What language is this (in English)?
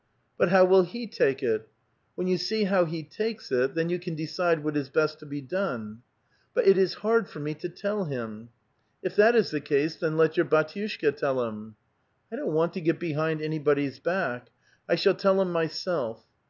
English